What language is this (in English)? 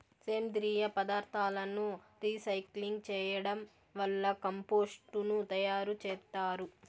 Telugu